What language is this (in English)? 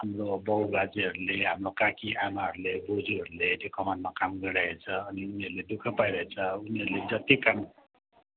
Nepali